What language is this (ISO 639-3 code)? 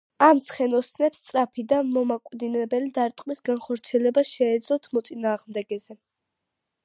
kat